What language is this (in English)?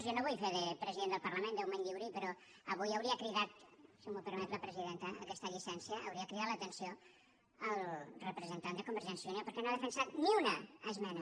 Catalan